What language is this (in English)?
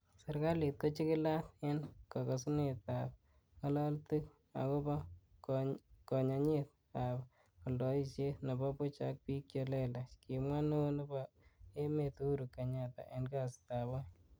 Kalenjin